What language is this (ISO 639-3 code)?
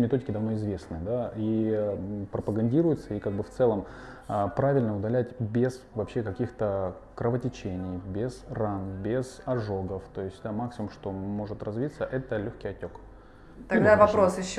rus